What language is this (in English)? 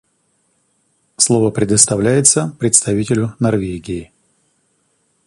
Russian